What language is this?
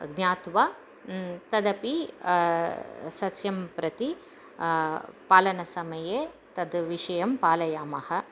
Sanskrit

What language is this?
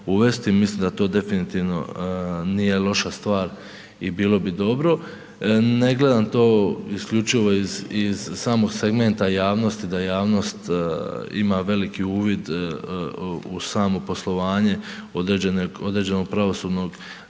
Croatian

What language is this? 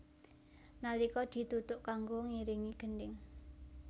Javanese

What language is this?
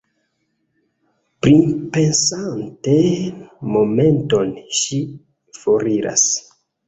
Esperanto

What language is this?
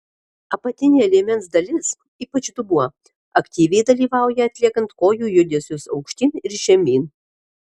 Lithuanian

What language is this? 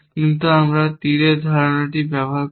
Bangla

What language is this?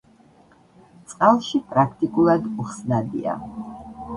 Georgian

